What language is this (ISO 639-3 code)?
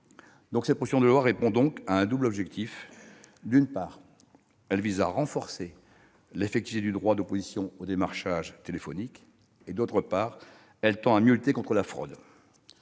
fra